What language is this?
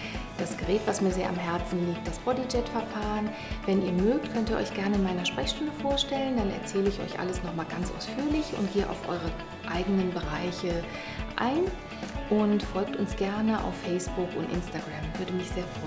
German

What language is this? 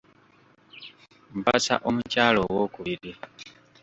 Ganda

